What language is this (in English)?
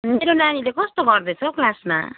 Nepali